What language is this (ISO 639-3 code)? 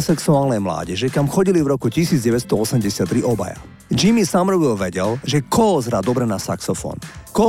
slk